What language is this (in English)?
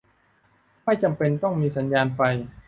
Thai